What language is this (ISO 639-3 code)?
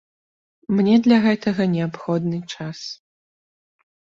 bel